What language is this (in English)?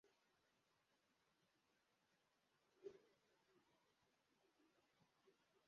Kinyarwanda